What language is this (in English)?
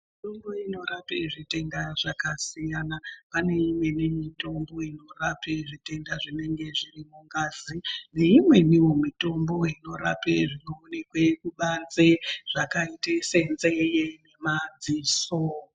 Ndau